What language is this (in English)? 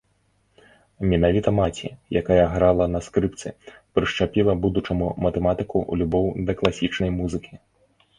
Belarusian